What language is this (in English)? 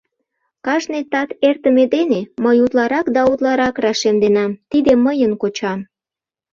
Mari